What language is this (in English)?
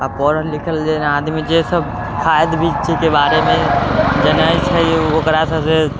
Maithili